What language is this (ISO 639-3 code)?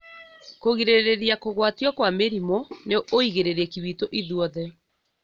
kik